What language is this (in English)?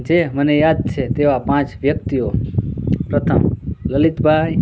Gujarati